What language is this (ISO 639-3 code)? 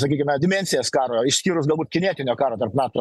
lit